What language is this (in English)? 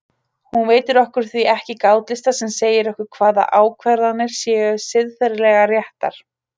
Icelandic